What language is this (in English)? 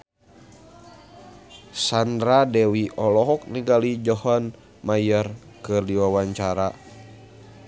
Sundanese